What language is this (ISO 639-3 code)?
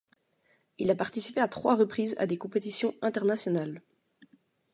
fra